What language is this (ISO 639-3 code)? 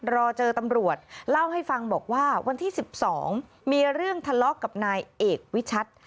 tha